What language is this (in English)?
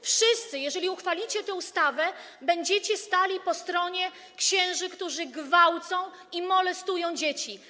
Polish